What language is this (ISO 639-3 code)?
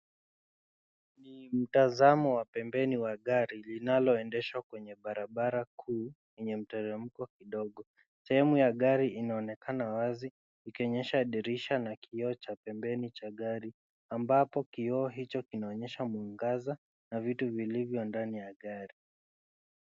swa